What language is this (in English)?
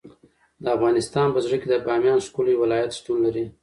Pashto